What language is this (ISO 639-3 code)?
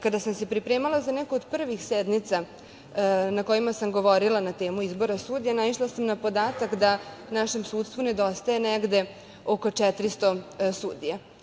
srp